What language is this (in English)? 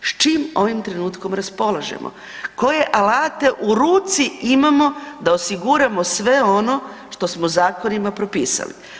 Croatian